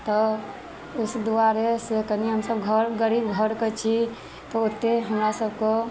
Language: Maithili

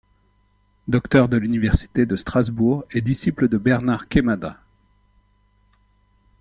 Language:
French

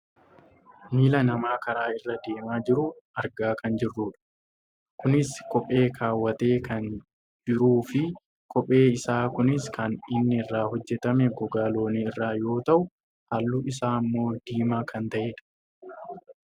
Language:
Oromo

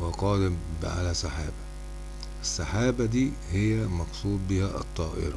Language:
Arabic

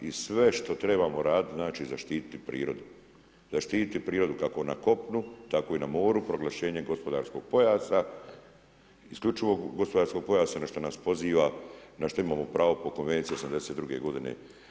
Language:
Croatian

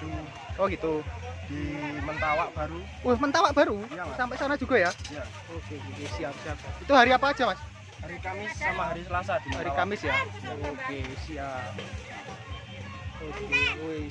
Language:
Indonesian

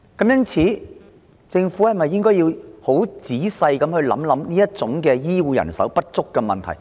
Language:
Cantonese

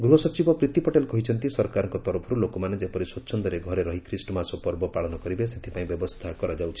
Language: Odia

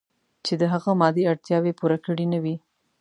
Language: Pashto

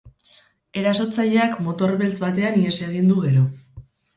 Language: Basque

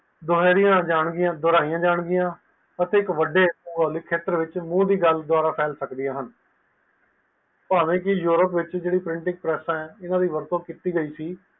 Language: Punjabi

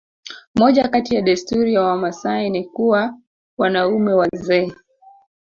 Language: Swahili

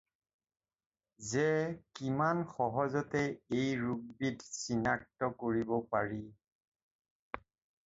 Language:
Assamese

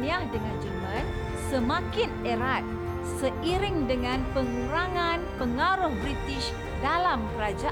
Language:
Malay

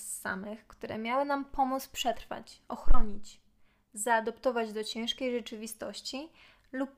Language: Polish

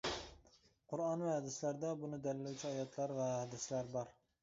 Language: Uyghur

